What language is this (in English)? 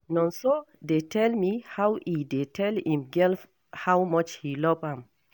Nigerian Pidgin